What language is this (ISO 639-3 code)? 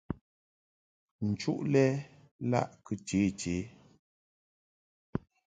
mhk